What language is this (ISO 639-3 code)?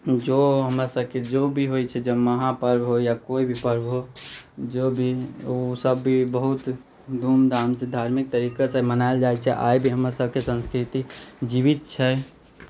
mai